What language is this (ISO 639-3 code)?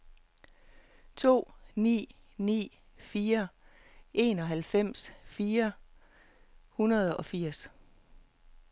dan